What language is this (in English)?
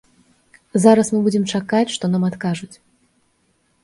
Belarusian